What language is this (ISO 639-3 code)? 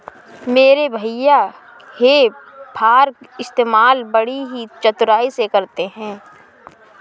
hin